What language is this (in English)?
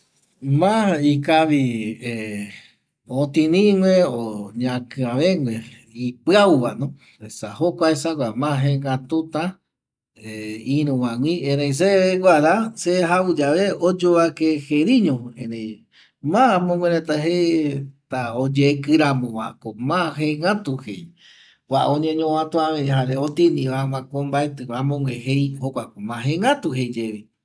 Eastern Bolivian Guaraní